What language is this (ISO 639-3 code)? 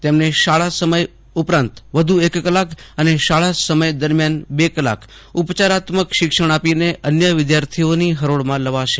guj